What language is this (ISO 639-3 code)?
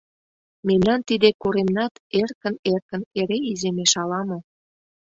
chm